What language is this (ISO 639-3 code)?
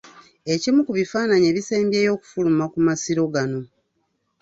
lug